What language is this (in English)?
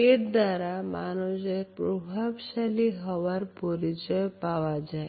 Bangla